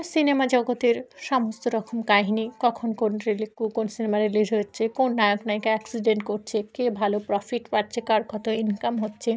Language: Bangla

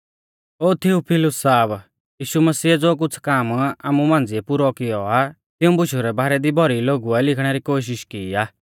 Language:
Mahasu Pahari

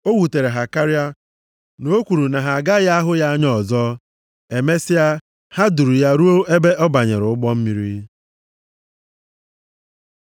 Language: Igbo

